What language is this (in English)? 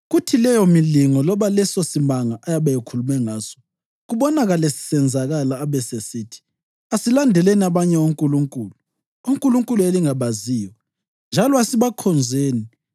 North Ndebele